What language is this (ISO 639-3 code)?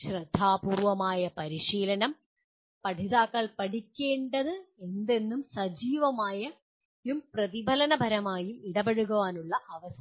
mal